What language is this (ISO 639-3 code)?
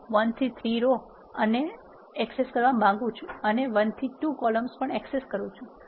guj